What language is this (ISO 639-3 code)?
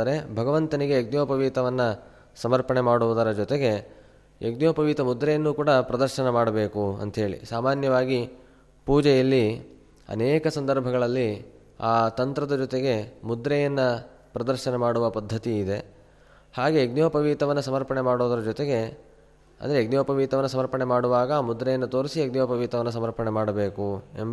kan